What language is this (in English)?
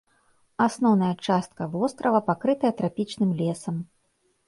Belarusian